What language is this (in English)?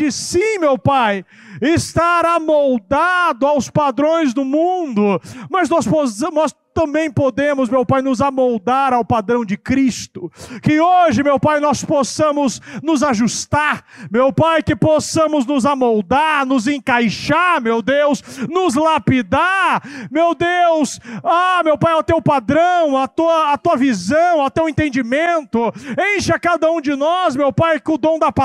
Portuguese